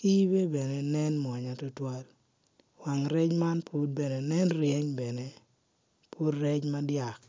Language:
Acoli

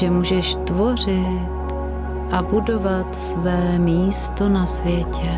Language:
Czech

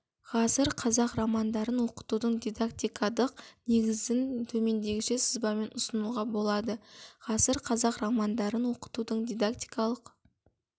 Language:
Kazakh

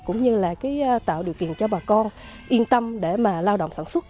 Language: Vietnamese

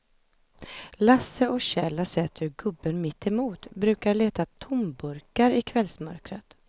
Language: Swedish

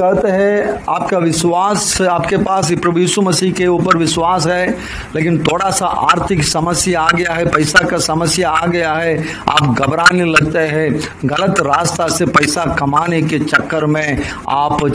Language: Hindi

